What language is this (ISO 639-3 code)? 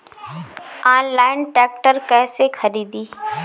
bho